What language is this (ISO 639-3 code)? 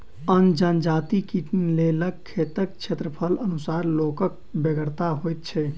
mai